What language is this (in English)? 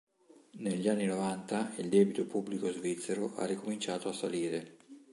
Italian